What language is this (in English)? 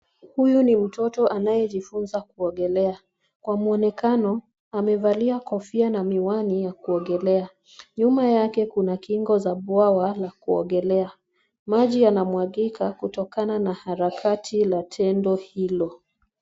Swahili